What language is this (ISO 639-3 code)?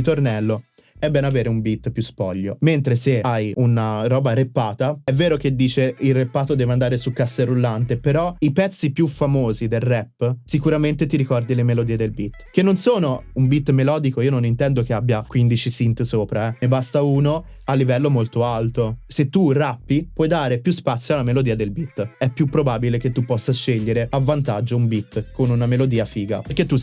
ita